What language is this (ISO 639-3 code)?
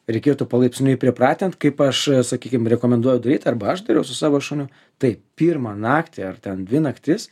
lit